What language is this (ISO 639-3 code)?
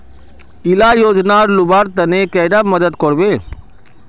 mag